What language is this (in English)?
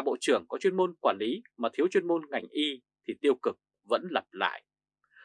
Vietnamese